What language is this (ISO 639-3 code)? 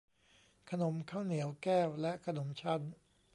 tha